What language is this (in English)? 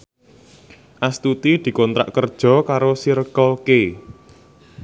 Javanese